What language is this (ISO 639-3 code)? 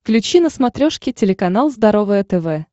rus